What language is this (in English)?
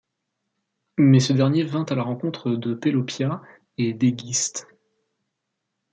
French